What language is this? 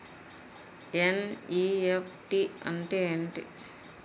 Telugu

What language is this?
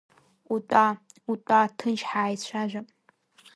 Abkhazian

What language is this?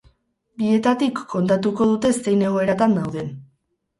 Basque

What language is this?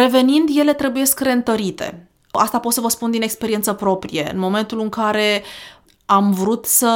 Romanian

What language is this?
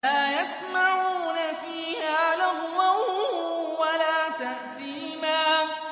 Arabic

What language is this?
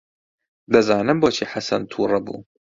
Central Kurdish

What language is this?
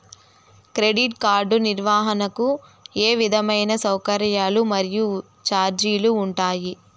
Telugu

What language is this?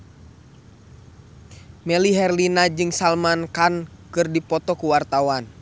Sundanese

